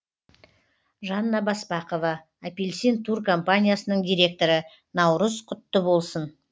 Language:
Kazakh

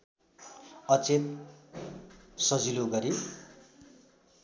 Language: Nepali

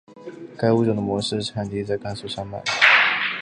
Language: Chinese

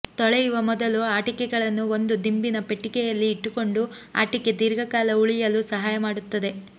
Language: Kannada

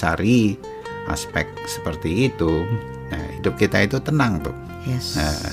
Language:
Indonesian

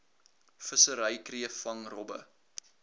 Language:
Afrikaans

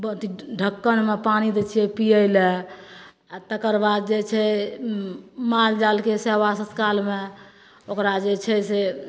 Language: Maithili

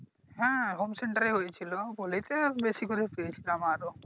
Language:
Bangla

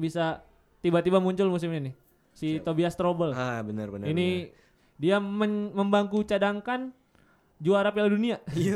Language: Indonesian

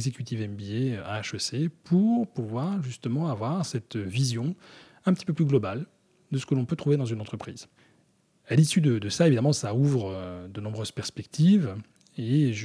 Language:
French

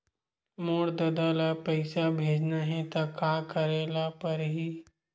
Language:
Chhattisgarhi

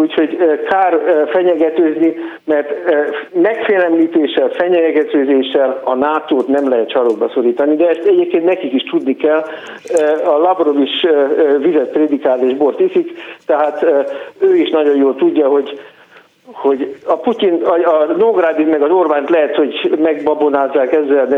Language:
Hungarian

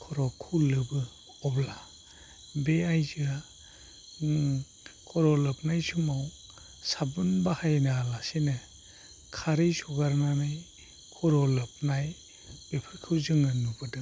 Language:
Bodo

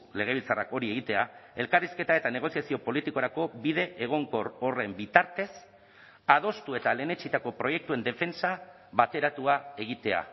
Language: Basque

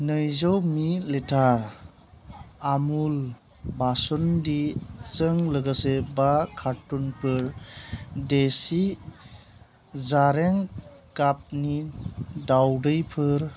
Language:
Bodo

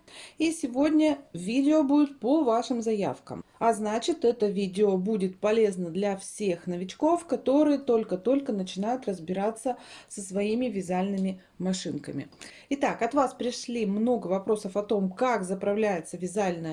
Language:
Russian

